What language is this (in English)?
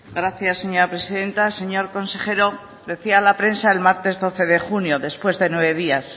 Spanish